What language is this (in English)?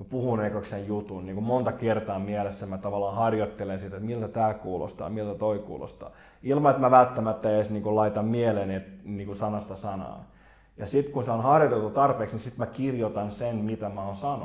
Finnish